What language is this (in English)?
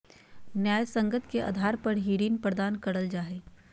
Magahi